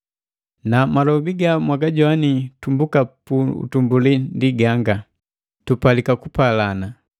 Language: Matengo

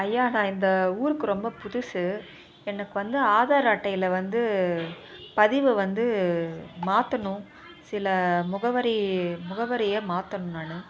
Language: Tamil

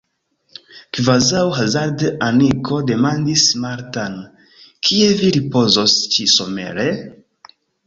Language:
Esperanto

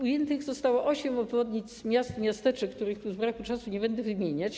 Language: Polish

